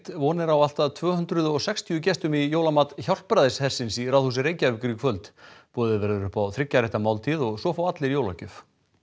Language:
Icelandic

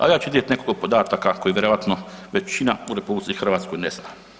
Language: Croatian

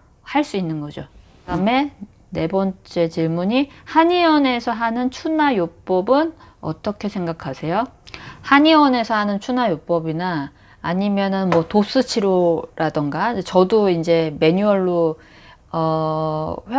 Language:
Korean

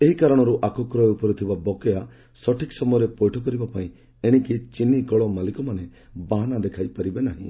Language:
Odia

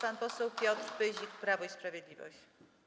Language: Polish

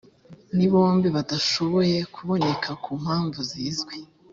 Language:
Kinyarwanda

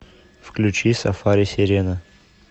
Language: Russian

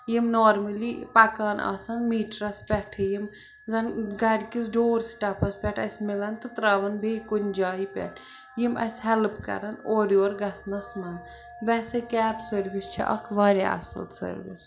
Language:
Kashmiri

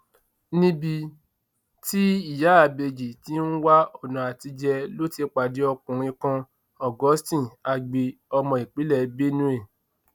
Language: Yoruba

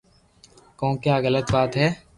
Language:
Loarki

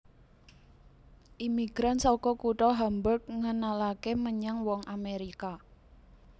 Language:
Javanese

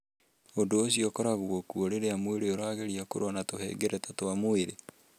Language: Kikuyu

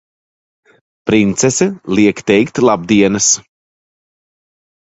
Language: Latvian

